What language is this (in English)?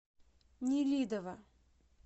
Russian